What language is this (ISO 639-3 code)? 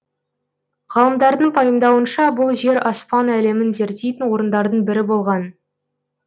kaz